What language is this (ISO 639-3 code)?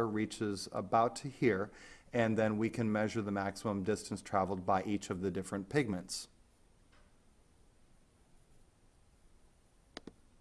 eng